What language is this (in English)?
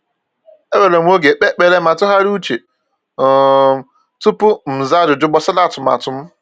Igbo